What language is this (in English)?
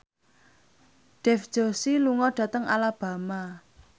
Javanese